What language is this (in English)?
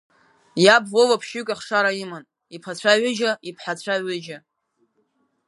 Abkhazian